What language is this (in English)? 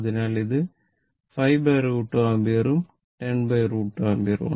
Malayalam